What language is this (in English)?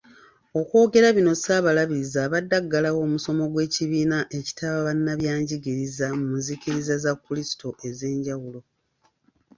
Ganda